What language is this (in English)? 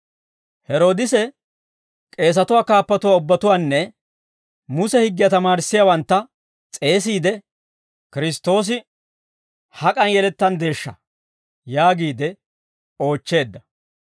Dawro